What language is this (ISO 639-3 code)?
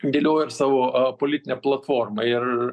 lit